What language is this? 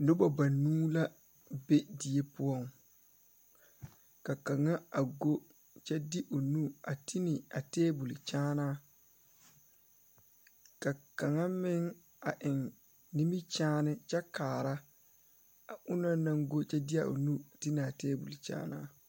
Southern Dagaare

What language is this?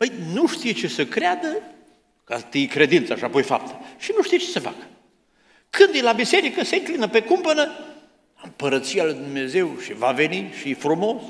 Romanian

